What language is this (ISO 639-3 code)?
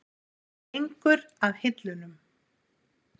isl